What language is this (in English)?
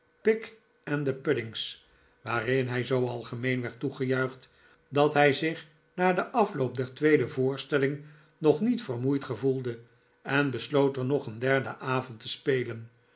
Dutch